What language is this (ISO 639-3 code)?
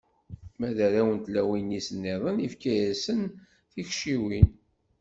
kab